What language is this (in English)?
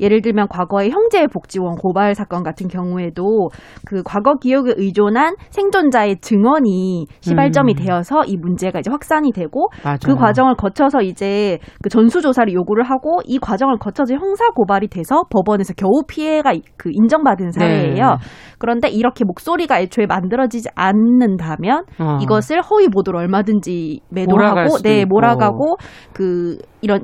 Korean